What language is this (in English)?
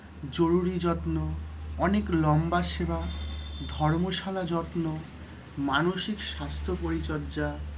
Bangla